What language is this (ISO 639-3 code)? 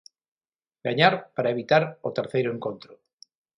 glg